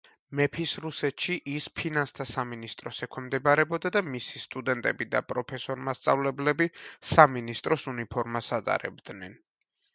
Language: Georgian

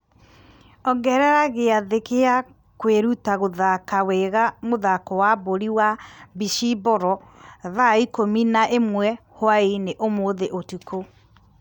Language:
Kikuyu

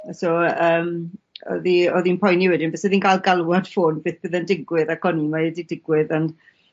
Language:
Welsh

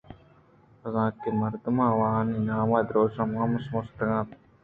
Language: Eastern Balochi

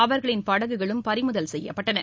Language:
Tamil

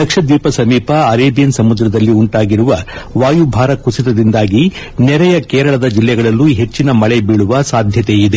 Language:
Kannada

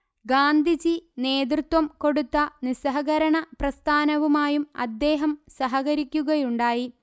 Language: Malayalam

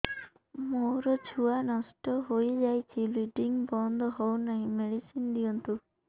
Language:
Odia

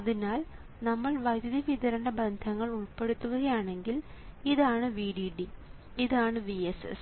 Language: Malayalam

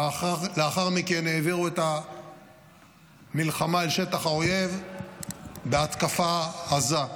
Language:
Hebrew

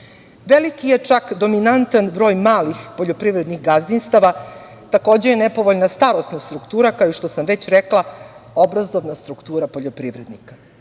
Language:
Serbian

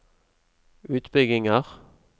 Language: Norwegian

